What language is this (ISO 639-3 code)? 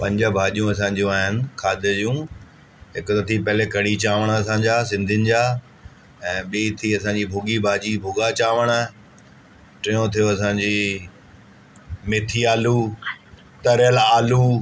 snd